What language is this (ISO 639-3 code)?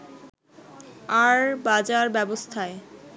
ben